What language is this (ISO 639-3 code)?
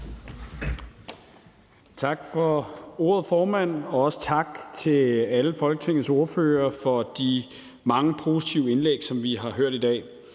dan